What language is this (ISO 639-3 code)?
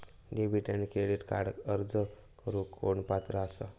mar